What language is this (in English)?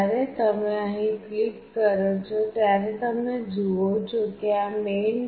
Gujarati